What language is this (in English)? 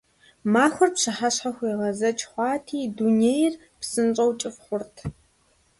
Kabardian